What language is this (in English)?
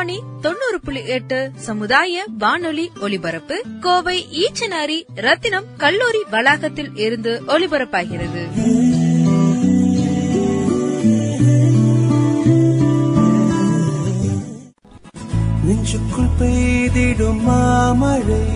Tamil